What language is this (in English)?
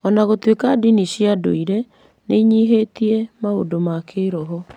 Kikuyu